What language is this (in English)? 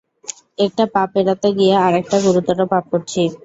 Bangla